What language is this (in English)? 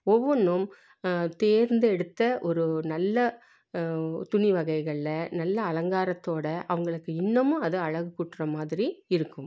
Tamil